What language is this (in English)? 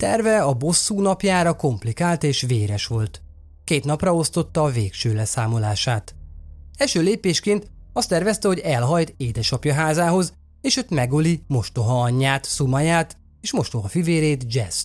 Hungarian